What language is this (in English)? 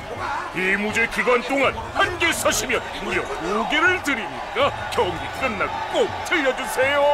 Korean